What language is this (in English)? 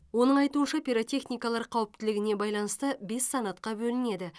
Kazakh